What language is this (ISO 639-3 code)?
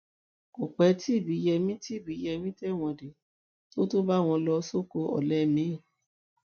yor